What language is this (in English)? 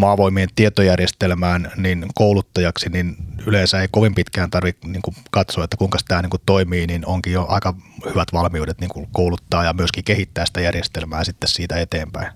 Finnish